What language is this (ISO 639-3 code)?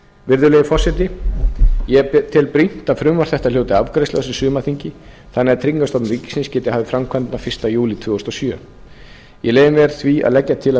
isl